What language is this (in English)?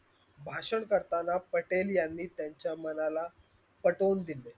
Marathi